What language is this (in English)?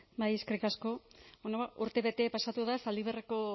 Basque